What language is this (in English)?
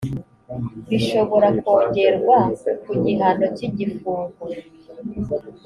Kinyarwanda